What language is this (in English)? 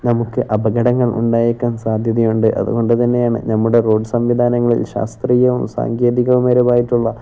Malayalam